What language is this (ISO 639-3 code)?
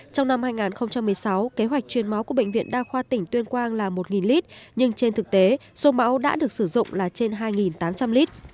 vie